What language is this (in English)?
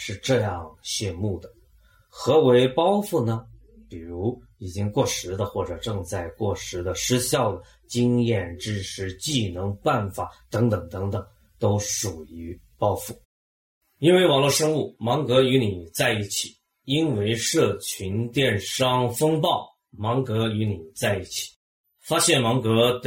Chinese